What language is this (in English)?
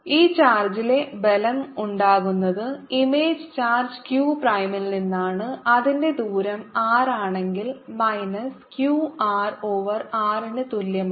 Malayalam